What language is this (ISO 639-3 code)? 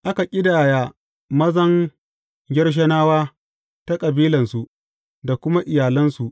hau